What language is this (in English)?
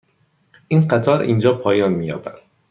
Persian